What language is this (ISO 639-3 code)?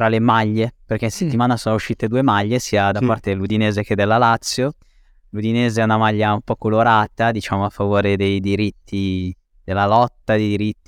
ita